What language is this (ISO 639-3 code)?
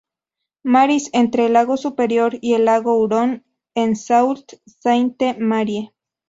spa